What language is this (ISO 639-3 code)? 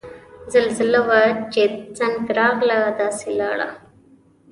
pus